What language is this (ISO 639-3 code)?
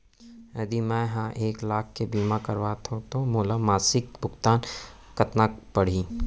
hne